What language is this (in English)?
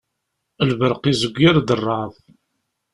Kabyle